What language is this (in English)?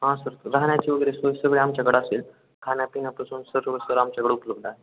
Marathi